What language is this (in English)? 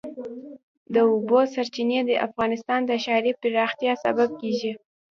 Pashto